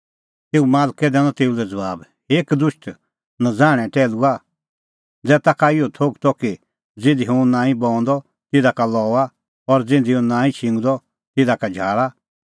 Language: Kullu Pahari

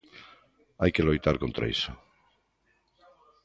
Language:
Galician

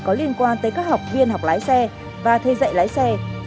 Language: Vietnamese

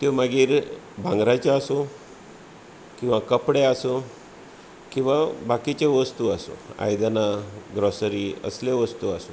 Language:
Konkani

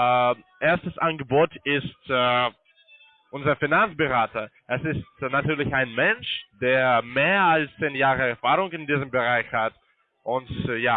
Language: German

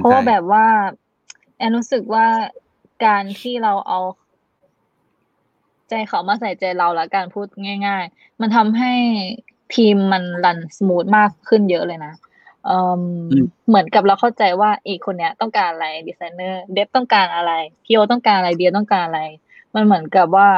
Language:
Thai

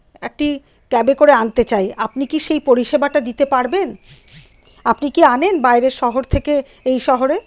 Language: Bangla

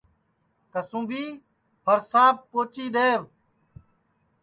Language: Sansi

